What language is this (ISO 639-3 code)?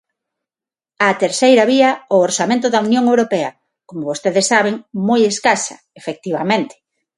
glg